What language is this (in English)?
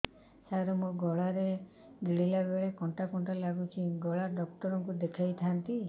Odia